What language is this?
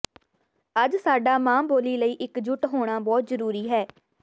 Punjabi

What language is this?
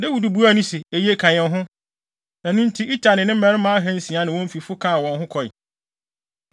Akan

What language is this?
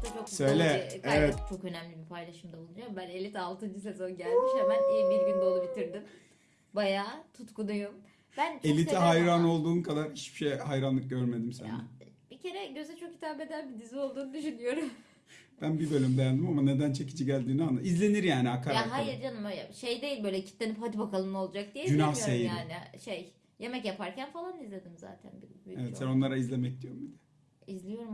Turkish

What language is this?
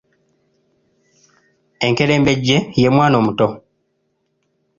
Ganda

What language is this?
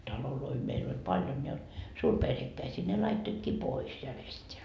Finnish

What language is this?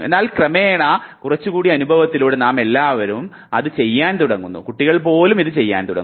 Malayalam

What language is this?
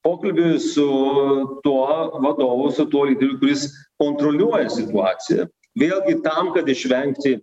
Lithuanian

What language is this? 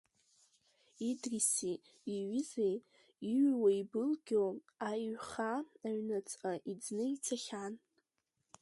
Abkhazian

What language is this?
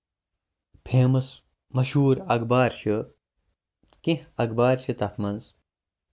Kashmiri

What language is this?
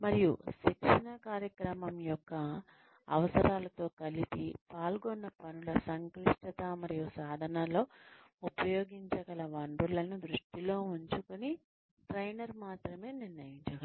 Telugu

